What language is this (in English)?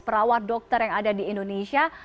Indonesian